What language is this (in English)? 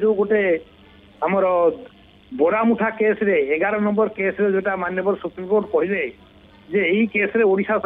Bangla